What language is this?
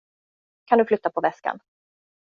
Swedish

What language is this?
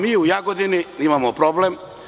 Serbian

